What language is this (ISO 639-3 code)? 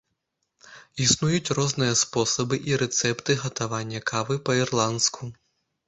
bel